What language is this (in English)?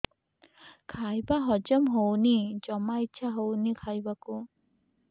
Odia